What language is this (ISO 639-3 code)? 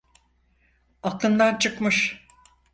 tur